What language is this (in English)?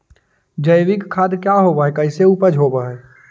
Magahi